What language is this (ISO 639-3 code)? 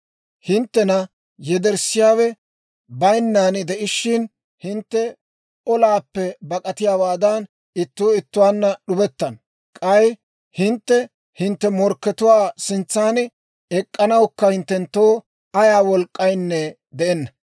dwr